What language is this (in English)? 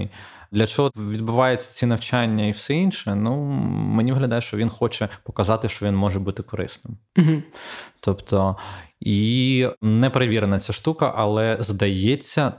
Ukrainian